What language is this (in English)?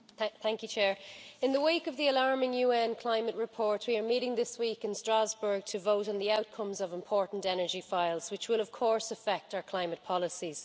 English